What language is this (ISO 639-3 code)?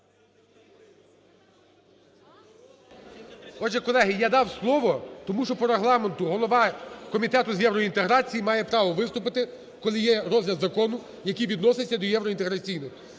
ukr